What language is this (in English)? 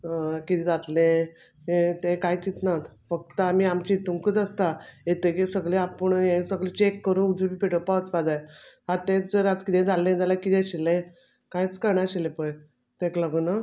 Konkani